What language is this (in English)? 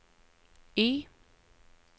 Norwegian